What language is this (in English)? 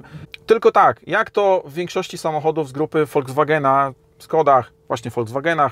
Polish